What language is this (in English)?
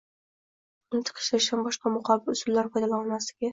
Uzbek